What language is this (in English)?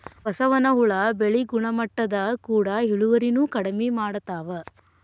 Kannada